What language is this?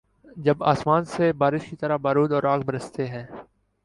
Urdu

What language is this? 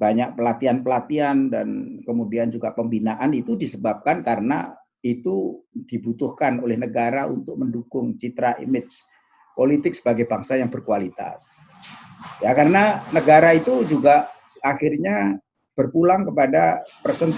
Indonesian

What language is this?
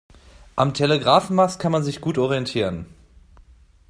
German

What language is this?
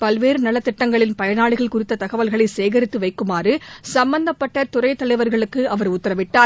Tamil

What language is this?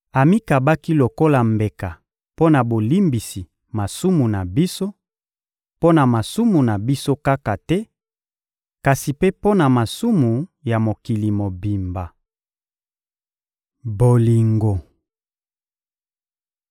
Lingala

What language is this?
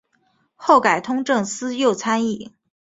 Chinese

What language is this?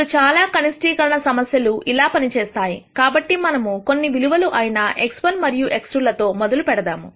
Telugu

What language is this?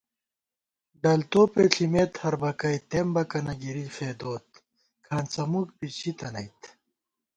Gawar-Bati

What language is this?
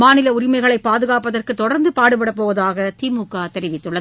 Tamil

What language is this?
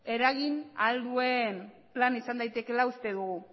Basque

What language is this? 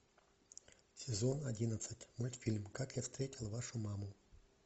Russian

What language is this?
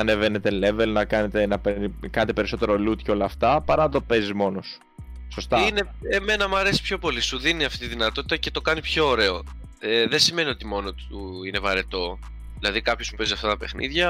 Greek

